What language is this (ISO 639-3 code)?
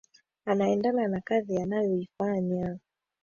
swa